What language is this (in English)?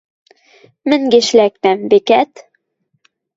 Western Mari